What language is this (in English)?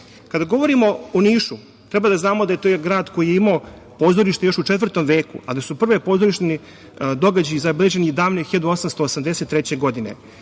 Serbian